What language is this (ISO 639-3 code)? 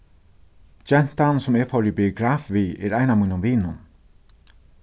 fao